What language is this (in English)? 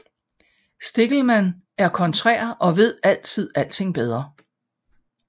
Danish